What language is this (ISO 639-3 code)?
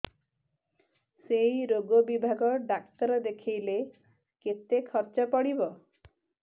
ori